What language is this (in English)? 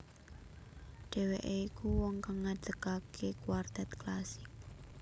Javanese